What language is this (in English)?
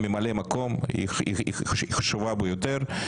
Hebrew